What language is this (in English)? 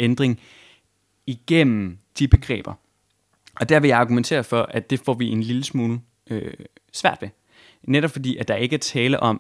Danish